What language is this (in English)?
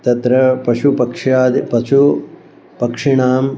Sanskrit